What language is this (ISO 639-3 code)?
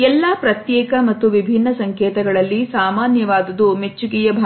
kan